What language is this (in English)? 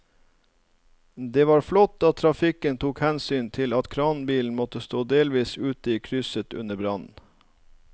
Norwegian